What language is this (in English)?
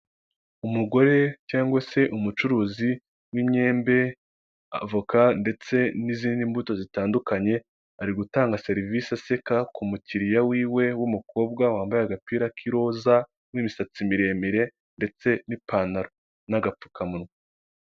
Kinyarwanda